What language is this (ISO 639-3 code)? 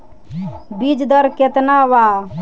bho